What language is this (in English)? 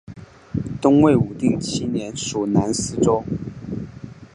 Chinese